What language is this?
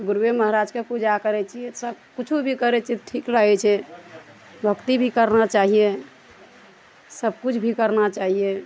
Maithili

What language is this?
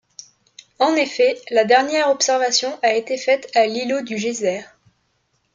French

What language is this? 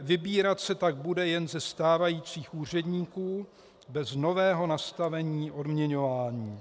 Czech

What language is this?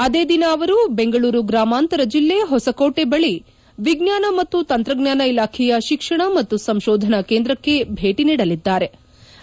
Kannada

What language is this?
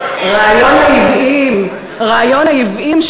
Hebrew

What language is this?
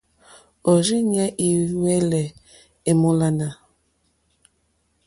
Mokpwe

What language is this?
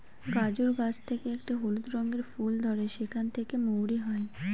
Bangla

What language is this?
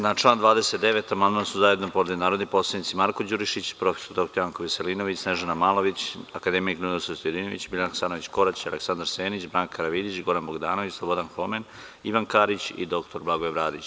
Serbian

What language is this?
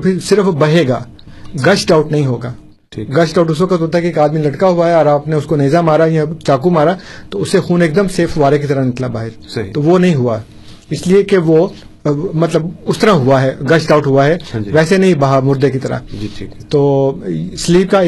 Urdu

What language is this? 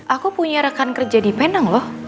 Indonesian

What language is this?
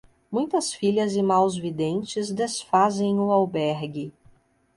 Portuguese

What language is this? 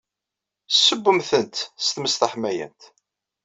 Kabyle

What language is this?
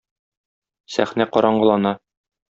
Tatar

